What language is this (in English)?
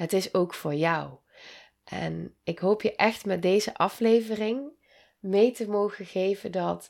Dutch